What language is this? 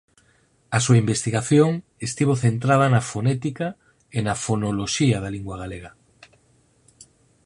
Galician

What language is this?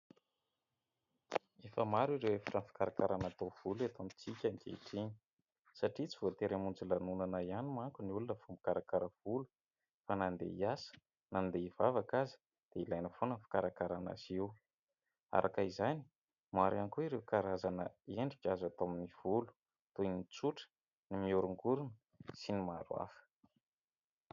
Malagasy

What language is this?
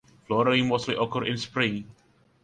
English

